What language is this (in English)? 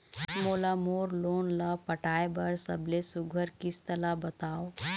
Chhattisgarhi